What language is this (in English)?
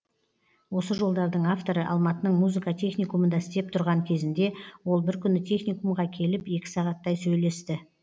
Kazakh